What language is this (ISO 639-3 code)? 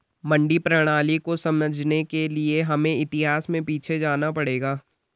hin